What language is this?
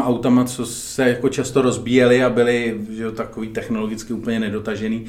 Czech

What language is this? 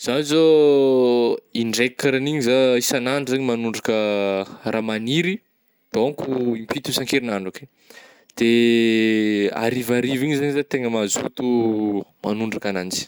Northern Betsimisaraka Malagasy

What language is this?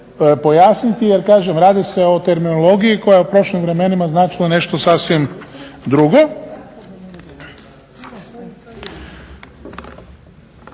Croatian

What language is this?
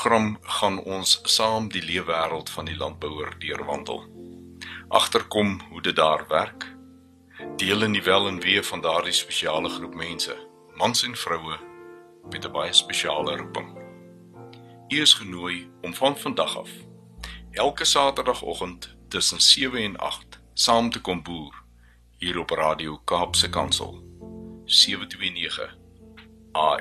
Swedish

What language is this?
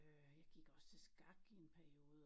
Danish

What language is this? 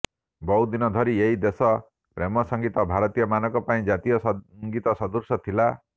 Odia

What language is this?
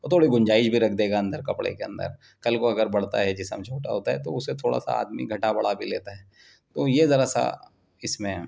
Urdu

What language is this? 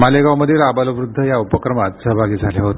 Marathi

